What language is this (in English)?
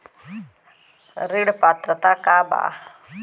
Bhojpuri